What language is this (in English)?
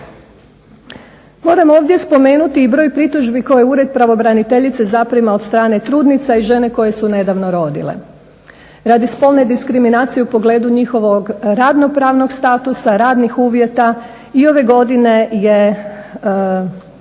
Croatian